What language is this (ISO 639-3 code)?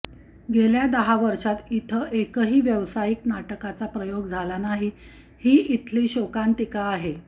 mar